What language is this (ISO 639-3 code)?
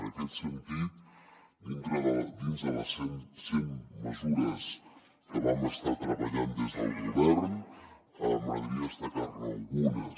cat